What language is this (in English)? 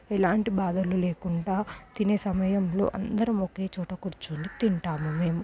Telugu